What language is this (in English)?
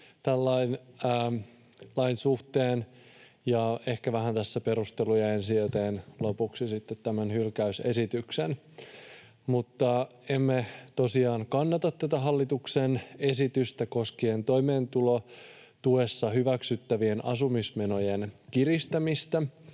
Finnish